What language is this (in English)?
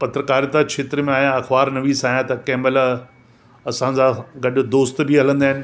Sindhi